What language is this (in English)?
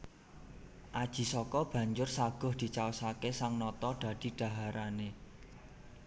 Javanese